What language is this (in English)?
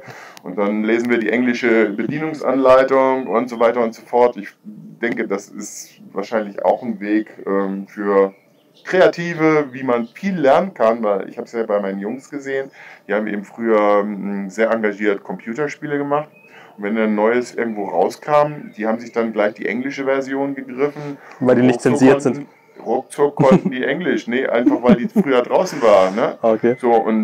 German